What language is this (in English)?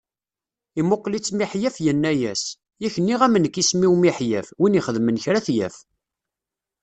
Kabyle